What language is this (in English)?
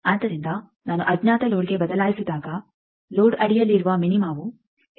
Kannada